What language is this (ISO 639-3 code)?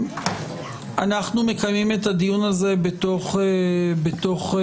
heb